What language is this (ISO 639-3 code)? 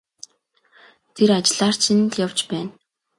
mon